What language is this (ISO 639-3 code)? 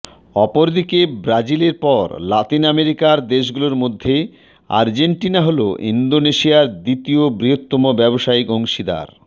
ben